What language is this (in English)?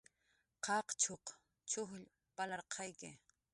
Jaqaru